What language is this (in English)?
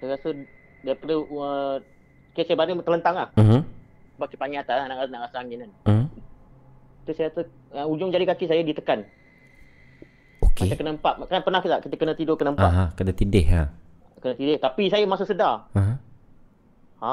Malay